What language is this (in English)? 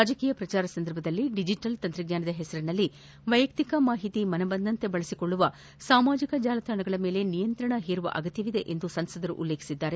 Kannada